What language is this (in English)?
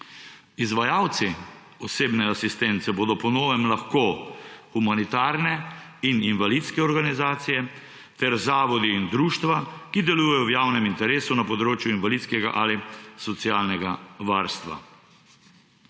Slovenian